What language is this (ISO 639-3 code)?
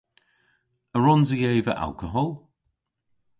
cor